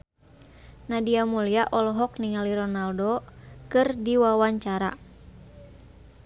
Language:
Sundanese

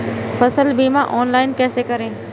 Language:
Hindi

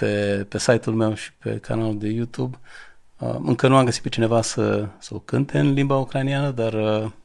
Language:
Romanian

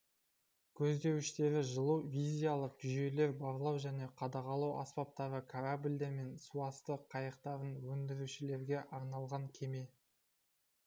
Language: Kazakh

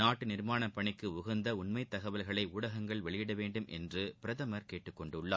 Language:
Tamil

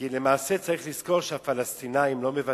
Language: Hebrew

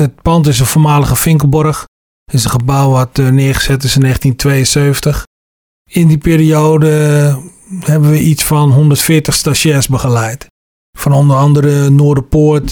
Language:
Dutch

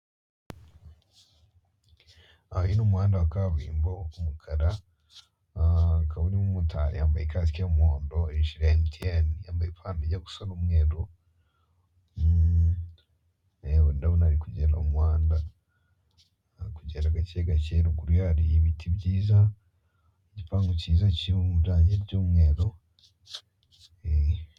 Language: Kinyarwanda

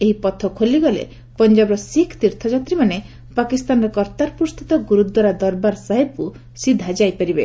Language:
Odia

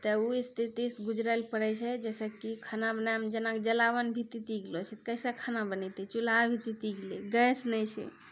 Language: Maithili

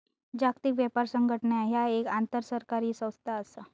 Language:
Marathi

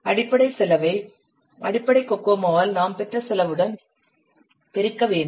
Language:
Tamil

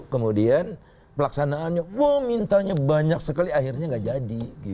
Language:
Indonesian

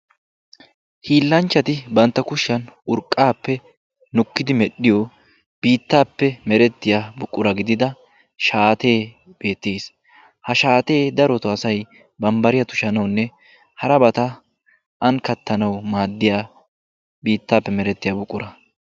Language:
Wolaytta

